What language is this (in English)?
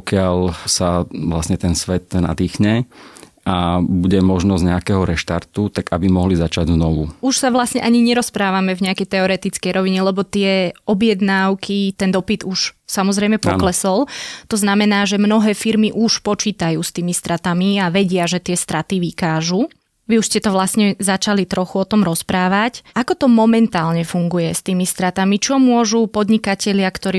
Slovak